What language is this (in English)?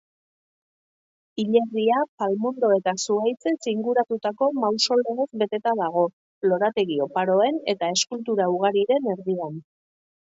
Basque